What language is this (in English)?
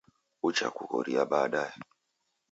Taita